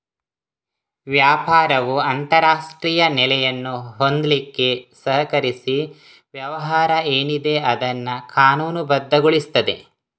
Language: Kannada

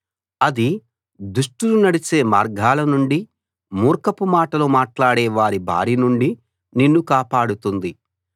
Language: Telugu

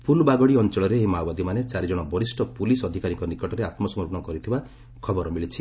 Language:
Odia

